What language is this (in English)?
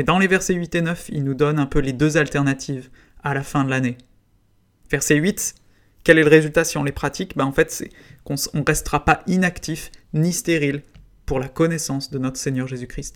French